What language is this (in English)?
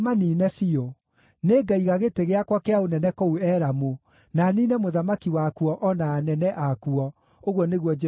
Kikuyu